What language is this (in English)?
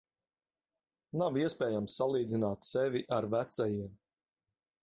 Latvian